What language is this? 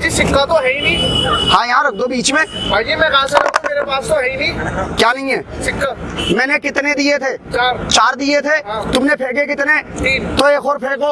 Hindi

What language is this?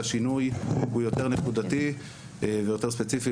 Hebrew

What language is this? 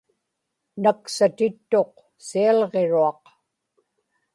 Inupiaq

